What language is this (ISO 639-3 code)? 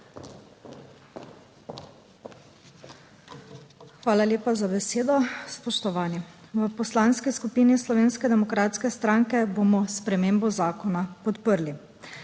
slv